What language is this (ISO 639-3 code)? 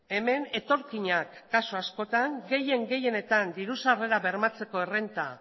eus